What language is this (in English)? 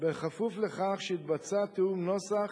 Hebrew